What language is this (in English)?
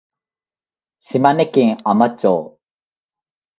Japanese